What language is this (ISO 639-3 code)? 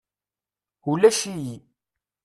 kab